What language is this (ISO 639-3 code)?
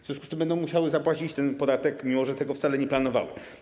pol